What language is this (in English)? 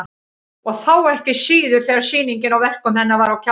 Icelandic